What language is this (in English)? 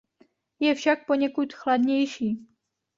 Czech